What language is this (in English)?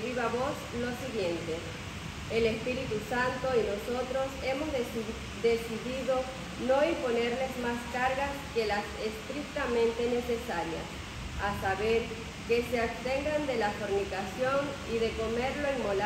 Spanish